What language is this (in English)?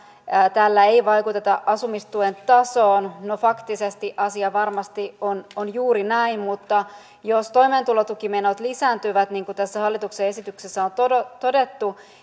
Finnish